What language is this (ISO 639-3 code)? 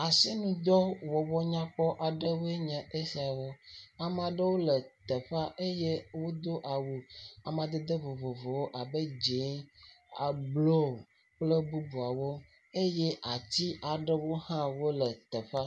ewe